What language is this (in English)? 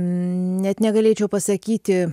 Lithuanian